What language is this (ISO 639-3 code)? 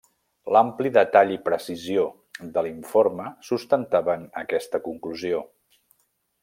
cat